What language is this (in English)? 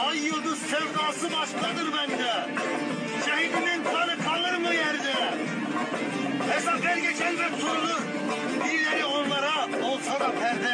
Turkish